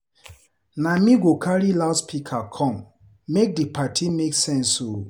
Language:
Nigerian Pidgin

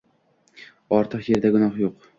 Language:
Uzbek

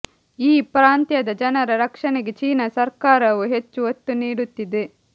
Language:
Kannada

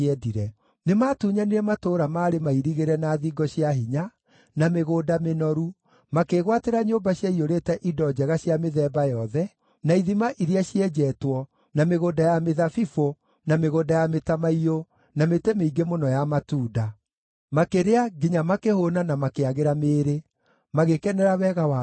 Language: Kikuyu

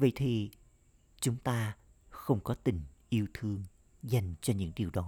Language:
Vietnamese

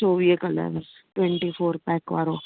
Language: Sindhi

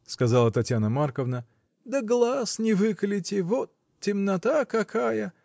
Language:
Russian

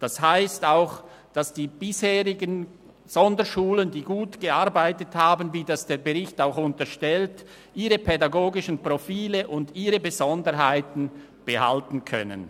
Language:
Swiss German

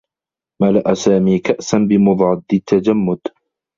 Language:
Arabic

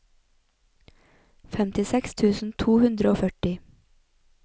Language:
Norwegian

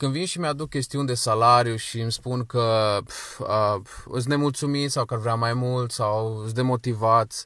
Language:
Romanian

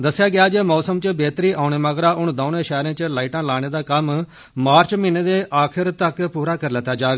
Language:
Dogri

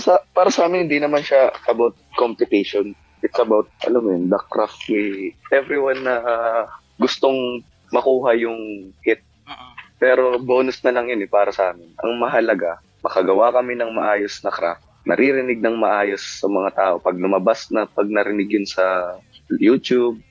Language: Filipino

